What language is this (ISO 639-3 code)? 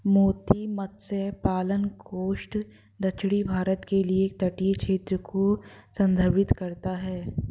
hin